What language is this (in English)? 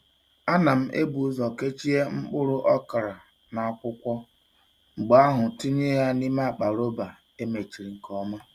Igbo